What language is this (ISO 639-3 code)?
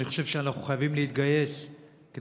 heb